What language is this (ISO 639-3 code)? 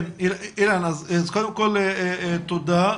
heb